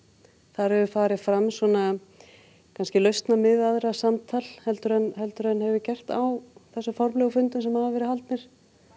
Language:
Icelandic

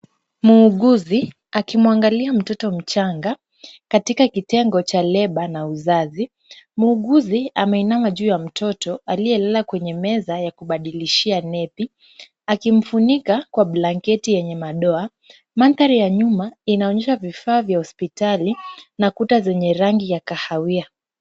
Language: Swahili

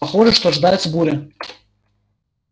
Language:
Russian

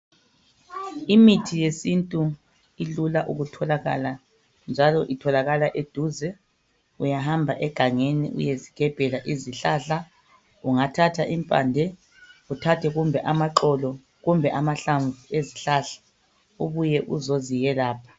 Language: North Ndebele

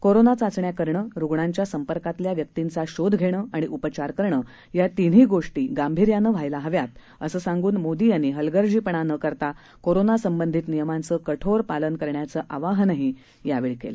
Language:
Marathi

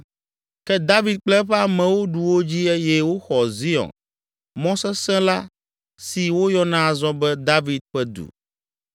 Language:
Ewe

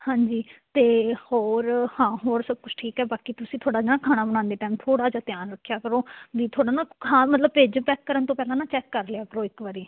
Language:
Punjabi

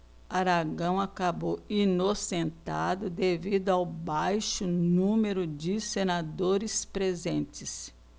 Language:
Portuguese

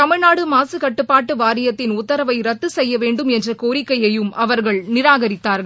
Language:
Tamil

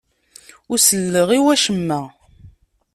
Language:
Kabyle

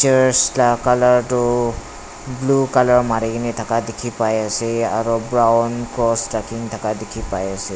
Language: Naga Pidgin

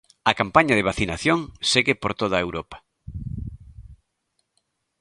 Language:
Galician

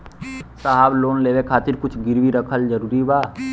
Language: Bhojpuri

